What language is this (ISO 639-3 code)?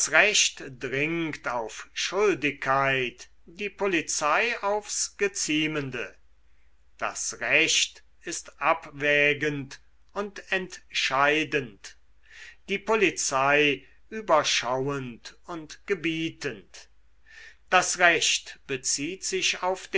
deu